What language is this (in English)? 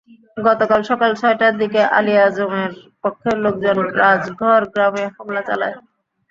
Bangla